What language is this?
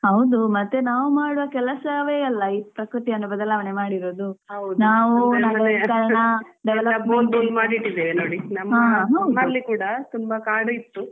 Kannada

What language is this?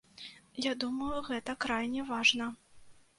Belarusian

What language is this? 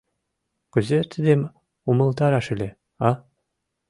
Mari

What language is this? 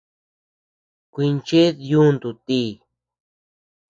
Tepeuxila Cuicatec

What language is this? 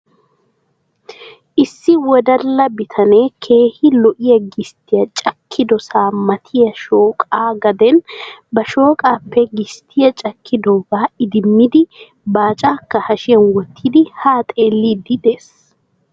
Wolaytta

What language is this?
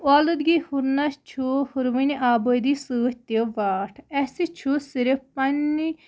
Kashmiri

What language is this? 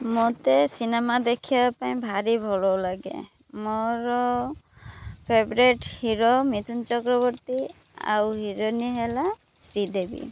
Odia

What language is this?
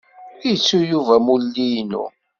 Kabyle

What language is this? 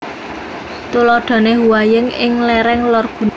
Javanese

